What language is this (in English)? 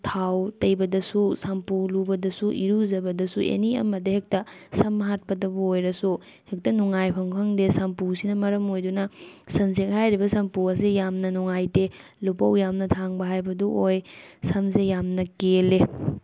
Manipuri